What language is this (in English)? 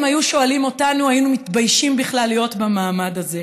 Hebrew